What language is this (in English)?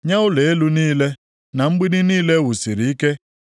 Igbo